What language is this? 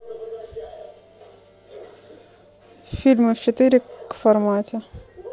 Russian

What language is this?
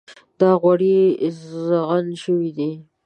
Pashto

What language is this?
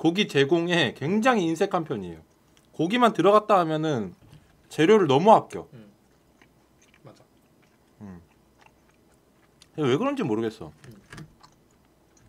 Korean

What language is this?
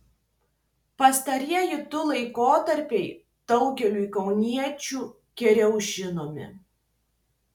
Lithuanian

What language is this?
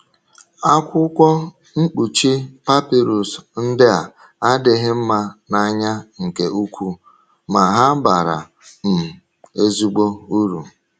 Igbo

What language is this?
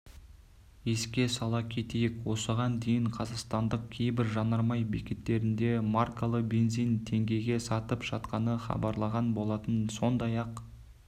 Kazakh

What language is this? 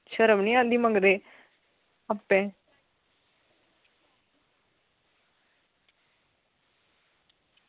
Dogri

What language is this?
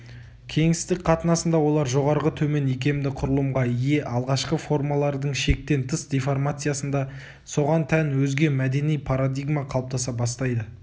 Kazakh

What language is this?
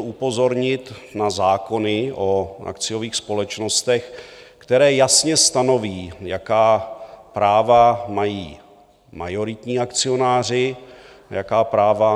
Czech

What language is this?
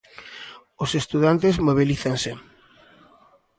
Galician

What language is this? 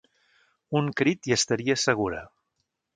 Catalan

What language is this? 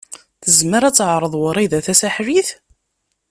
Kabyle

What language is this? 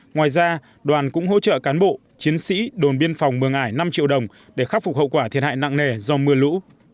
Vietnamese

